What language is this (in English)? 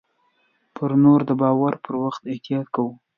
Pashto